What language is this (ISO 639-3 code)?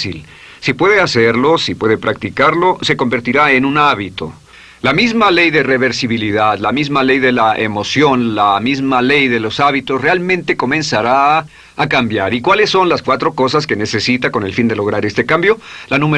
spa